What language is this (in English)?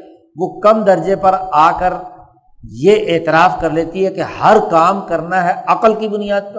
Urdu